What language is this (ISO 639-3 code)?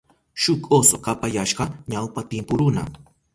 qup